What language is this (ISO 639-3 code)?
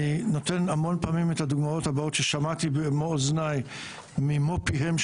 heb